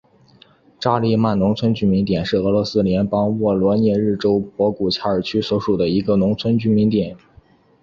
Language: Chinese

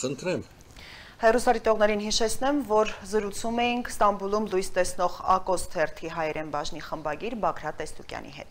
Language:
Turkish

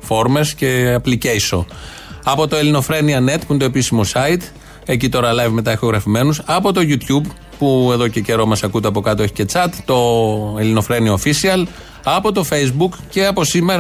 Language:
Greek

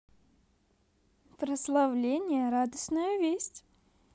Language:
Russian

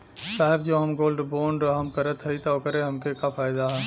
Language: Bhojpuri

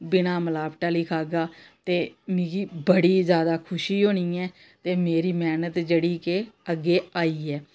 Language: Dogri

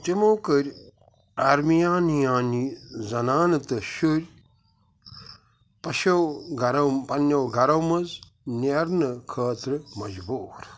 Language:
Kashmiri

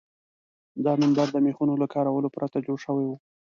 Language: Pashto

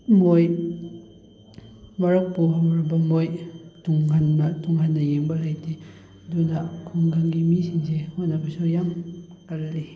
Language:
Manipuri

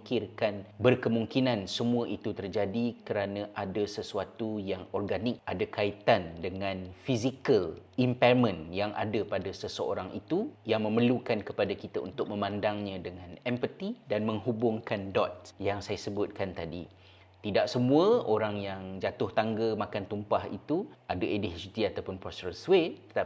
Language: Malay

